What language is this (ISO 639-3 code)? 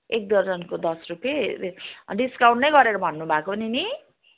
nep